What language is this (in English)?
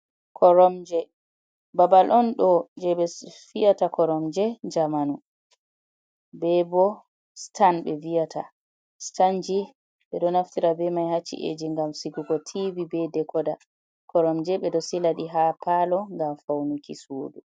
Fula